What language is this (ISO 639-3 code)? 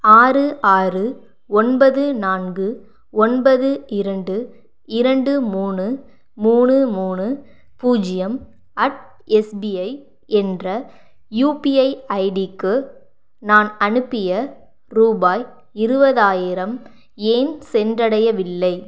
tam